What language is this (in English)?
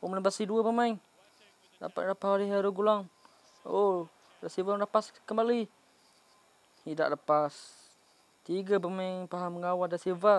Malay